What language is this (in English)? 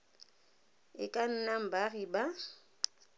Tswana